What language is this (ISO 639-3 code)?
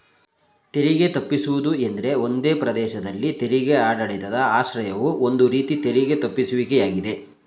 kan